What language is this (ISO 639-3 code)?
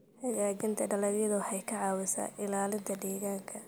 som